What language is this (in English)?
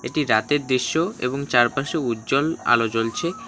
Bangla